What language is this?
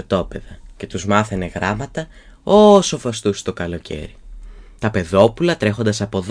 Greek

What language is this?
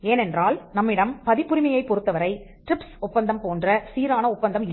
Tamil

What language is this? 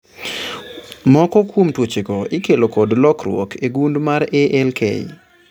Luo (Kenya and Tanzania)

